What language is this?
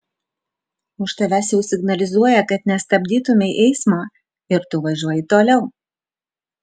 Lithuanian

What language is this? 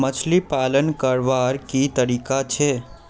Magahi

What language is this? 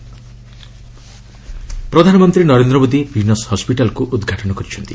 Odia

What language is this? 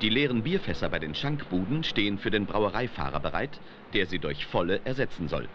German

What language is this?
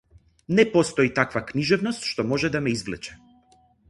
Macedonian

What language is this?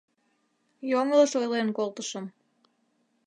Mari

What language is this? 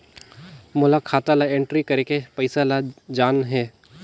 Chhattisgarhi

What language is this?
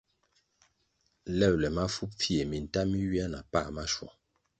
Kwasio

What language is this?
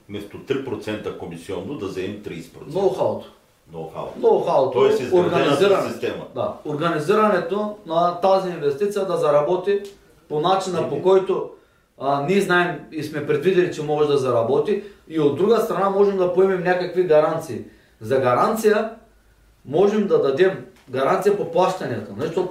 Bulgarian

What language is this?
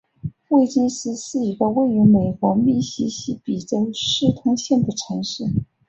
Chinese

